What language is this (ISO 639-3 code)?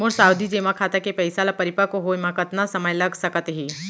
hne